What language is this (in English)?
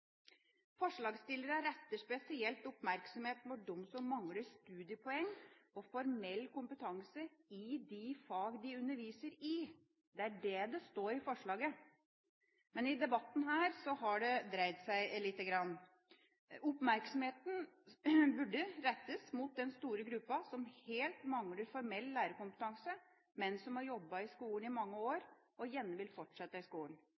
Norwegian Bokmål